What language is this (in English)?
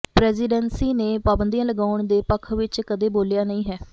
Punjabi